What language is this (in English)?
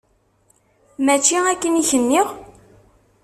Kabyle